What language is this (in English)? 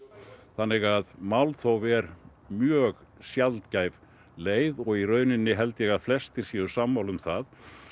Icelandic